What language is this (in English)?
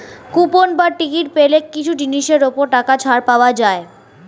Bangla